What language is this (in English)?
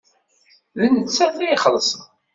Kabyle